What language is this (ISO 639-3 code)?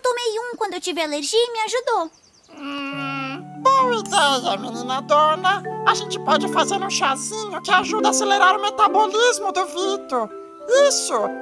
por